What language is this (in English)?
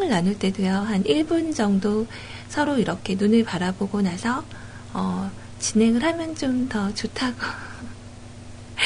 Korean